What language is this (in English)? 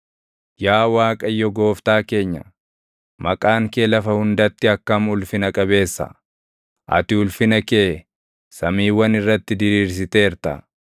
Oromo